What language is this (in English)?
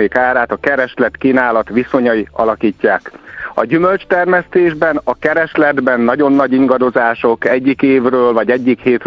Hungarian